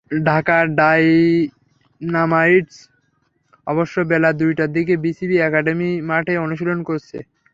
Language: Bangla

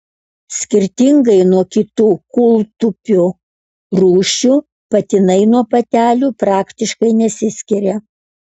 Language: Lithuanian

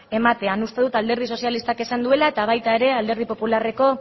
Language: Basque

